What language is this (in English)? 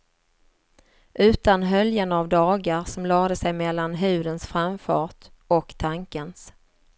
Swedish